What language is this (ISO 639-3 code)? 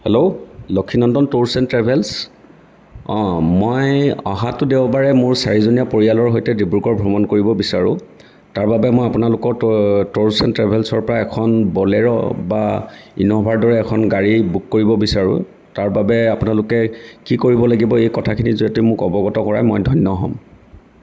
asm